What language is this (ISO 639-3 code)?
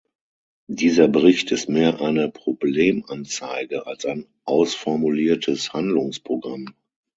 deu